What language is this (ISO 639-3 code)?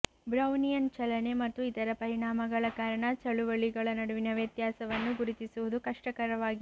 kan